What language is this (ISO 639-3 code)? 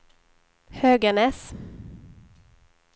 swe